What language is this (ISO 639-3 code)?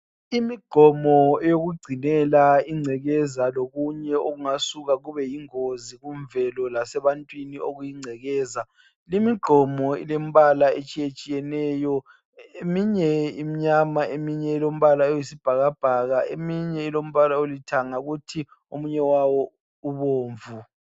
nde